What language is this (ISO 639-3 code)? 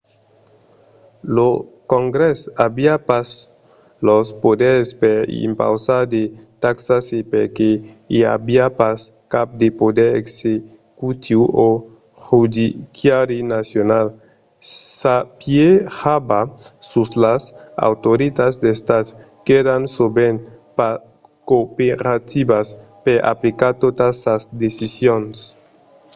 oci